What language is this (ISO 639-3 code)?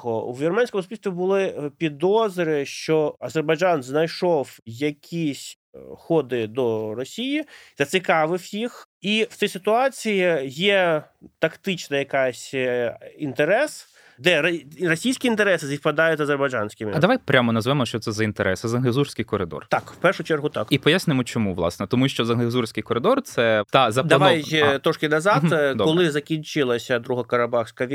ukr